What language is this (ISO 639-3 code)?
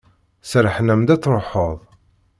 kab